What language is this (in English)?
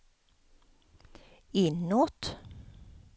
Swedish